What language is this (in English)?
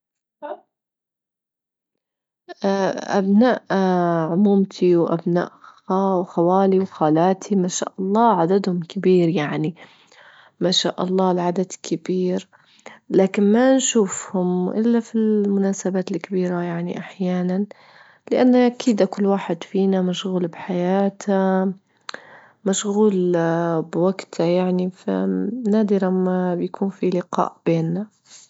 Libyan Arabic